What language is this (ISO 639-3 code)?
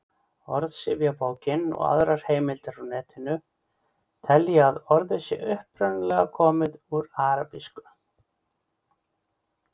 isl